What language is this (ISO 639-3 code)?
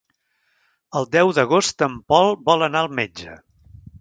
cat